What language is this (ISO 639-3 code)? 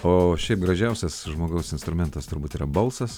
lit